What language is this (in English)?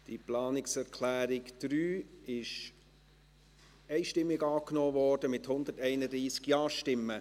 Swiss German